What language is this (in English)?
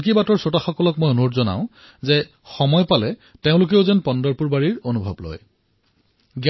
Assamese